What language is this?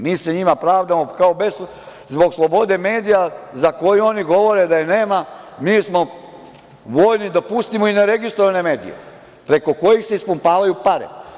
Serbian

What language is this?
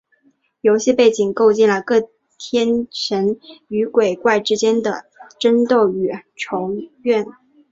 Chinese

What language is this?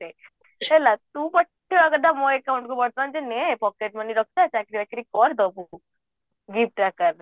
Odia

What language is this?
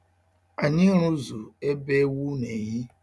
Igbo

